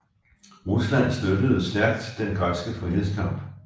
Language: Danish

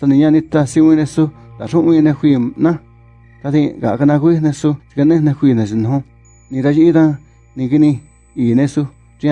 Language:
Spanish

